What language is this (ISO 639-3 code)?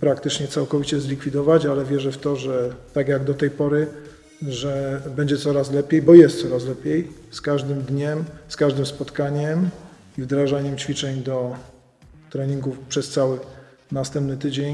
pol